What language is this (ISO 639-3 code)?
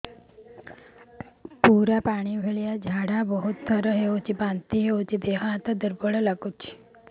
ori